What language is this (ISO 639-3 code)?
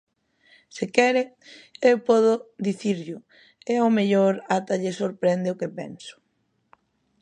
glg